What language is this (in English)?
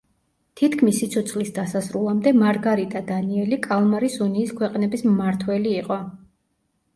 Georgian